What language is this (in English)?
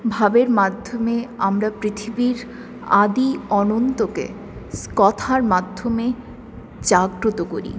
Bangla